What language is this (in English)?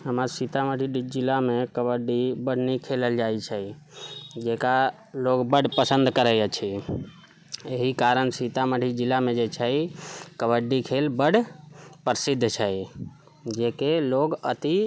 Maithili